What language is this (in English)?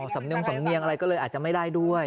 Thai